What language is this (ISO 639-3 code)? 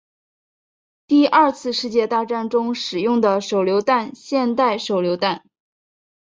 zho